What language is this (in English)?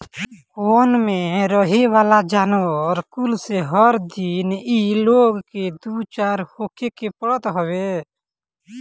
Bhojpuri